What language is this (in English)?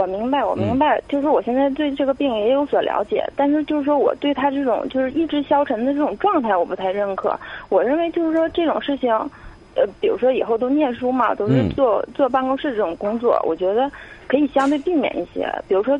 Chinese